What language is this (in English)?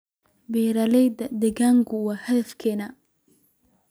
Somali